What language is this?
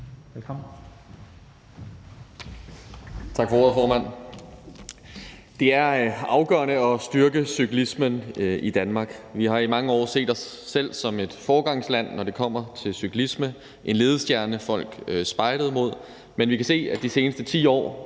Danish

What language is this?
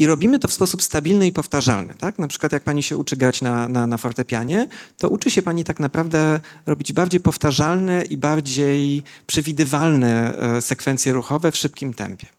Polish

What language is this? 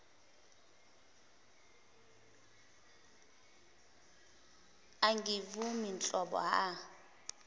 Zulu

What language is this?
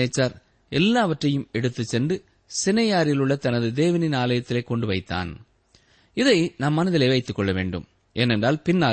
Tamil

